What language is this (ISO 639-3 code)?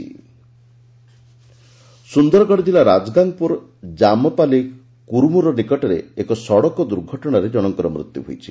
ori